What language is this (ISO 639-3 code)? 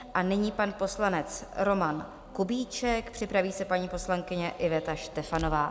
ces